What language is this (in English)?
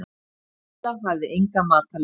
Icelandic